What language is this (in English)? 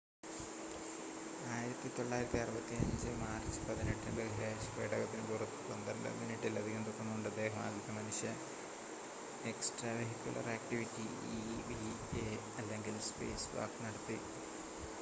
Malayalam